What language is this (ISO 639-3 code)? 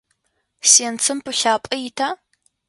ady